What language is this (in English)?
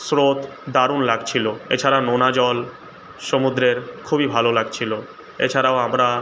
Bangla